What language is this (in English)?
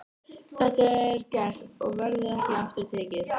Icelandic